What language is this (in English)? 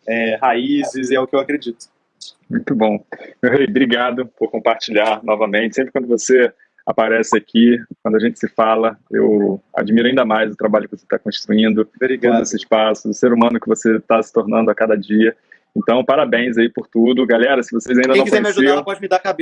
Portuguese